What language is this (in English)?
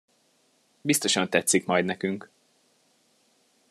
Hungarian